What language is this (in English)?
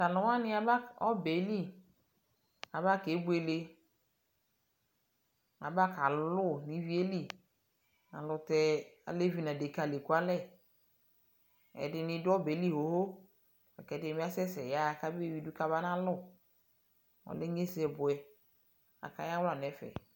Ikposo